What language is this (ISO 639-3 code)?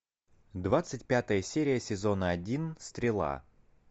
rus